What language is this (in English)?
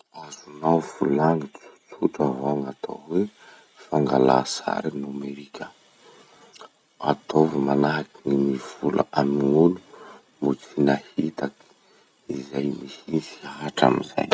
Masikoro Malagasy